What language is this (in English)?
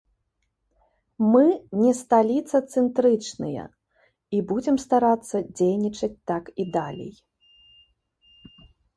Belarusian